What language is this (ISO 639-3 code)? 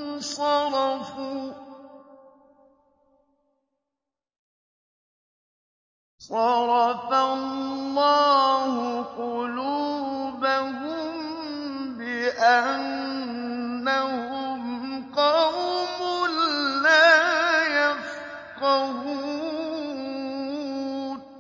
ara